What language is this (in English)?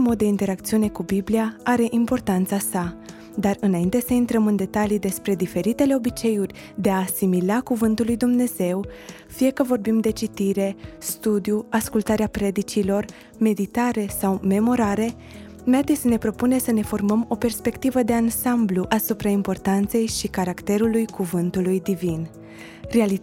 Romanian